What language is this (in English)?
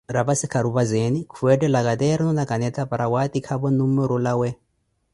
Koti